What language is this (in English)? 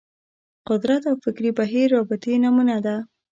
Pashto